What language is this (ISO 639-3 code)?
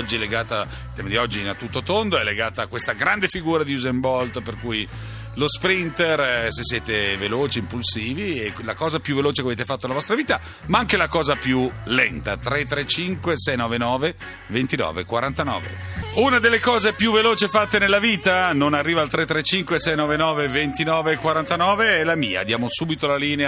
ita